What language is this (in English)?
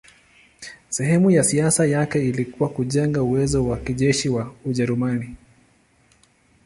Swahili